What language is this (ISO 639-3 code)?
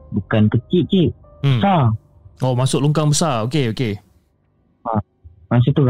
msa